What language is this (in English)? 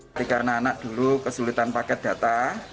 Indonesian